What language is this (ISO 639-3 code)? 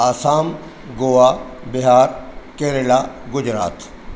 snd